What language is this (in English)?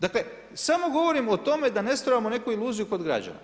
Croatian